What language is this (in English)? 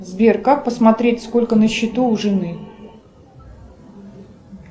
Russian